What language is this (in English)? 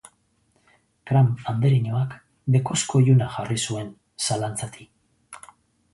Basque